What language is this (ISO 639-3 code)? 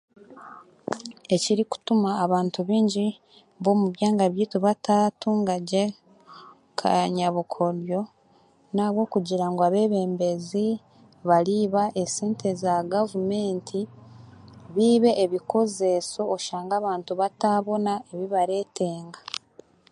cgg